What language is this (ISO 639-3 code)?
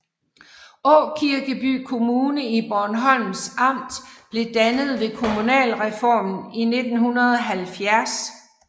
dan